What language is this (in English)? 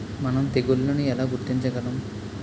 Telugu